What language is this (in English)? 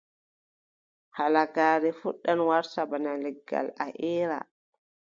Adamawa Fulfulde